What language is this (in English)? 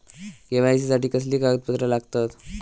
Marathi